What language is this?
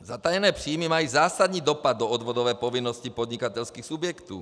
Czech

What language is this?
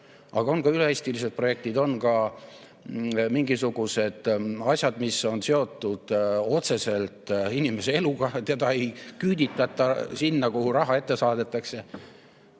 Estonian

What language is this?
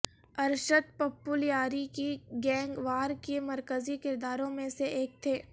Urdu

